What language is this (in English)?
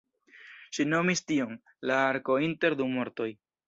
Esperanto